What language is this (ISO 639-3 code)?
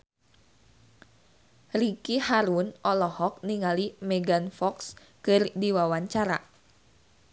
sun